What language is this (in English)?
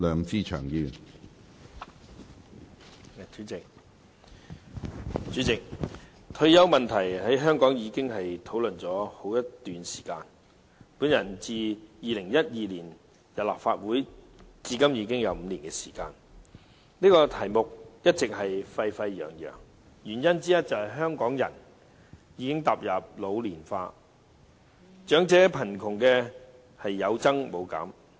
Cantonese